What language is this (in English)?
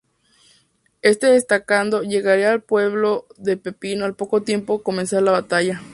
Spanish